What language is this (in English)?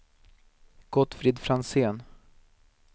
Swedish